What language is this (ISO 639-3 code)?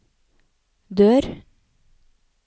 nor